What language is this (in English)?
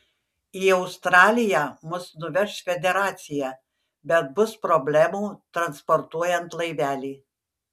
Lithuanian